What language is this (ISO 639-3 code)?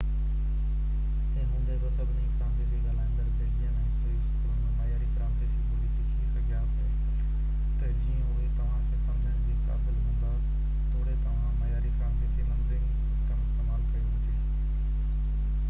snd